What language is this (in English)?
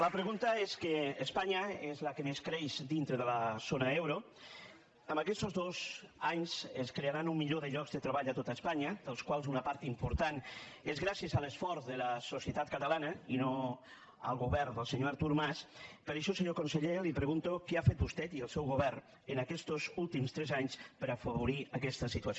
Catalan